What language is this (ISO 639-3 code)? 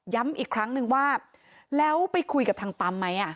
tha